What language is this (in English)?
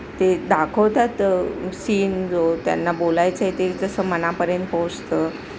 Marathi